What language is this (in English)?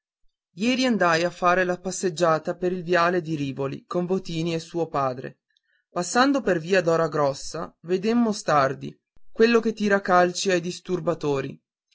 Italian